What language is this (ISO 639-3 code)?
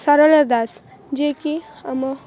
ori